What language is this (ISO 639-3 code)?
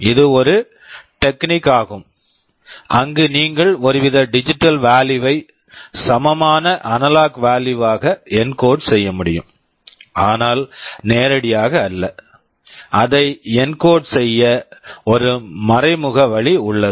tam